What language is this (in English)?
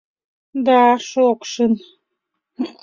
Mari